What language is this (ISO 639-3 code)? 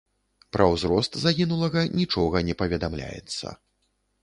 bel